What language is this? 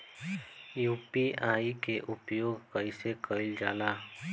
Bhojpuri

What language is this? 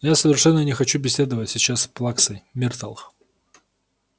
Russian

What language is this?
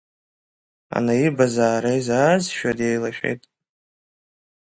Abkhazian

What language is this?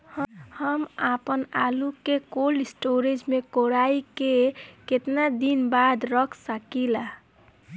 Bhojpuri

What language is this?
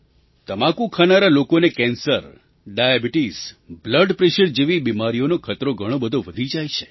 Gujarati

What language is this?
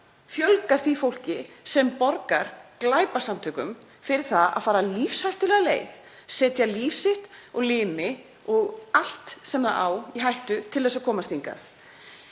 Icelandic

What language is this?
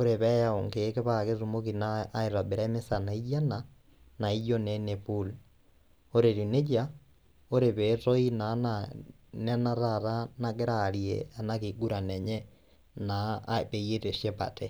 Masai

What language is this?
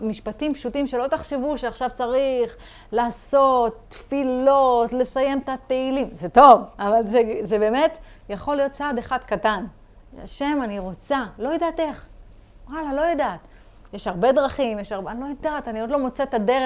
Hebrew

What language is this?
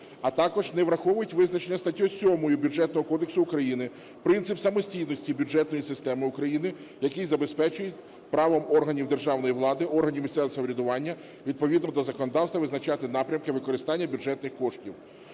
Ukrainian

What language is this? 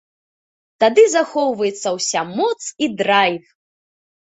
Belarusian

